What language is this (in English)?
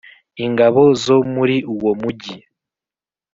Kinyarwanda